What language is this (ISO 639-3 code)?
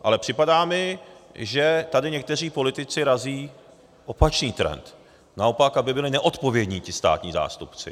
ces